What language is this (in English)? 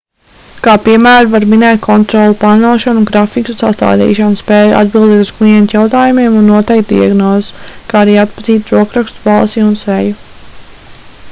Latvian